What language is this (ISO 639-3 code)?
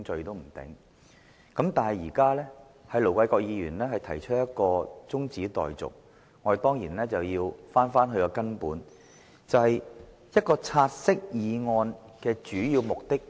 yue